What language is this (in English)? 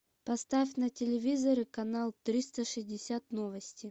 Russian